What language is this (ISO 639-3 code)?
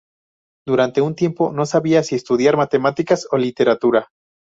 spa